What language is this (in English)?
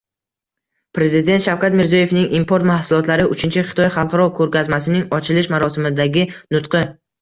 Uzbek